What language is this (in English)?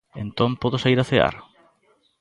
Galician